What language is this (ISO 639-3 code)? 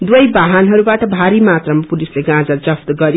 nep